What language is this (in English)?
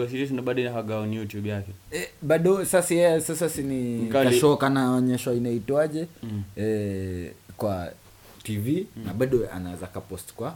Swahili